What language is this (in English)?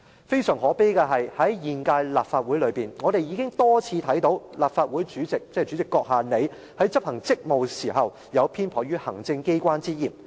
Cantonese